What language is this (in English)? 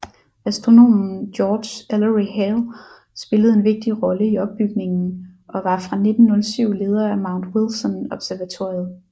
Danish